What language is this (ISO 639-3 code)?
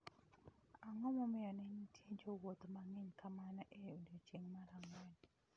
luo